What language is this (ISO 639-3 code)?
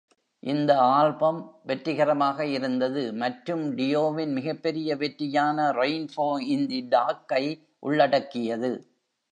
tam